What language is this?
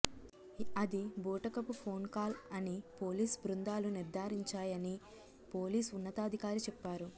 Telugu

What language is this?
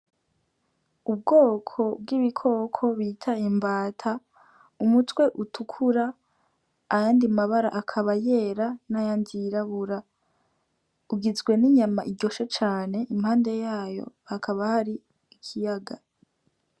Rundi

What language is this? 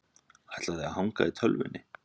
Icelandic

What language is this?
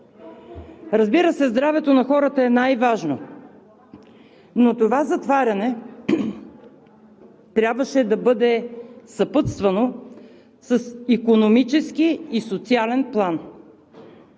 Bulgarian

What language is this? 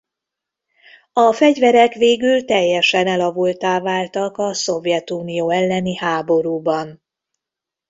Hungarian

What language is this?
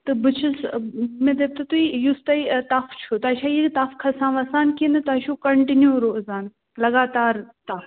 Kashmiri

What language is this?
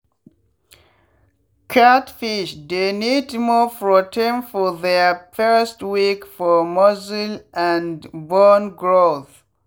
Nigerian Pidgin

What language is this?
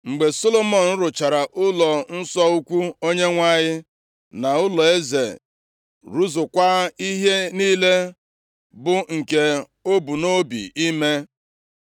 Igbo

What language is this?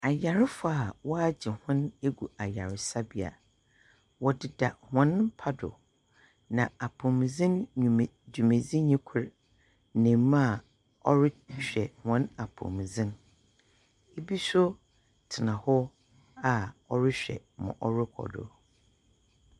Akan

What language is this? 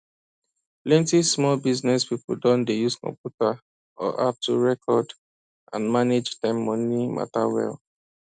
Nigerian Pidgin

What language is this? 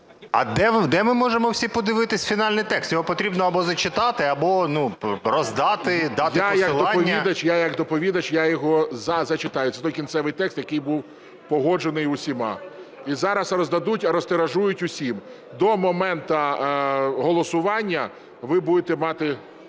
Ukrainian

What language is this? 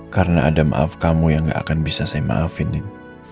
Indonesian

